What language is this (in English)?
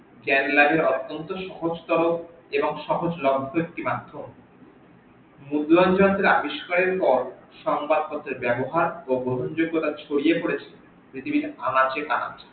Bangla